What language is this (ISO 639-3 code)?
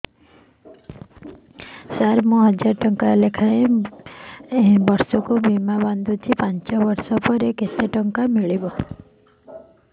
ori